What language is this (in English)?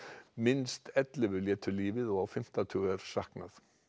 Icelandic